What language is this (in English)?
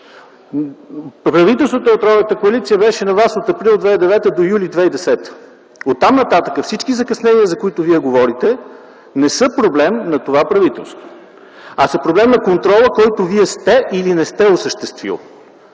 Bulgarian